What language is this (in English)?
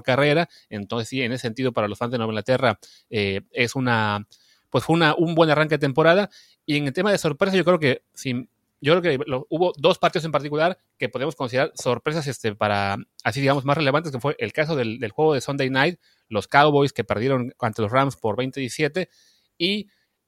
Spanish